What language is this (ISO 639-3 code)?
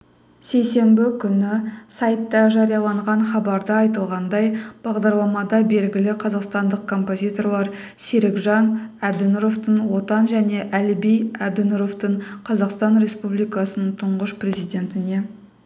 kaz